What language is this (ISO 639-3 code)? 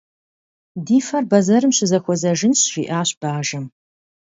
kbd